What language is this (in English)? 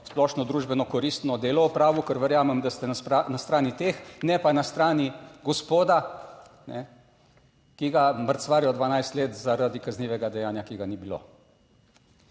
Slovenian